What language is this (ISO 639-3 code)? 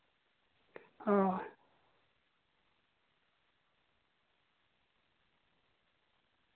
sat